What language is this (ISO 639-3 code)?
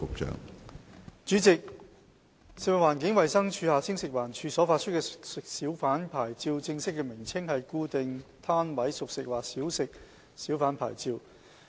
yue